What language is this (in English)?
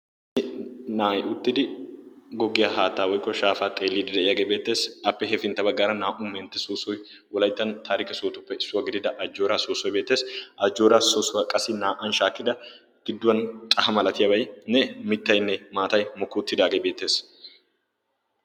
Wolaytta